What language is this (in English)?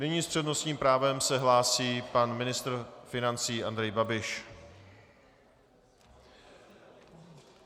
Czech